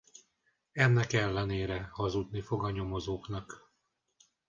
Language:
Hungarian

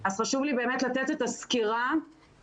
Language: Hebrew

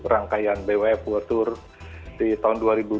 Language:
Indonesian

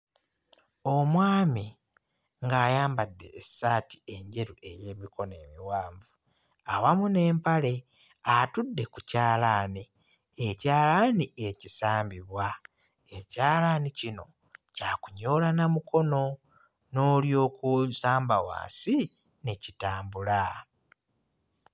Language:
Ganda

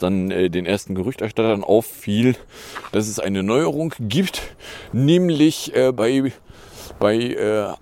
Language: German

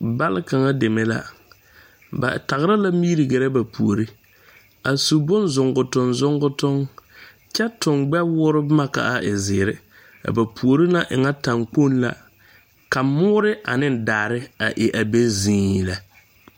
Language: Southern Dagaare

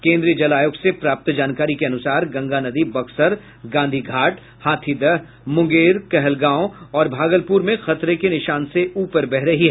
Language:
Hindi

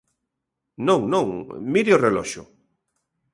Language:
Galician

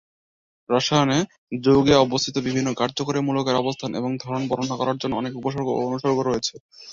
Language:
Bangla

